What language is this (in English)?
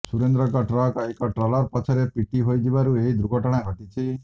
Odia